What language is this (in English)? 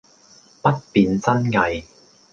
Cantonese